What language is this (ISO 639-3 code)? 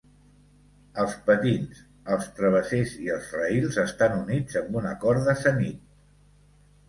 cat